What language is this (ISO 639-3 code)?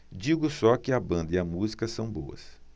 por